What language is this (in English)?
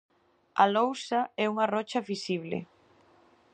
Galician